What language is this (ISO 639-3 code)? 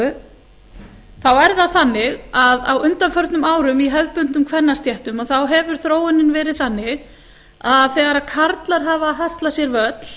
isl